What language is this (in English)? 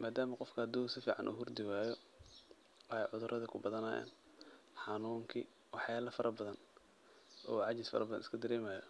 Somali